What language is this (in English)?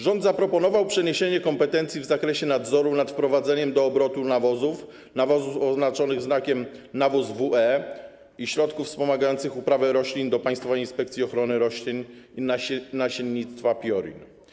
Polish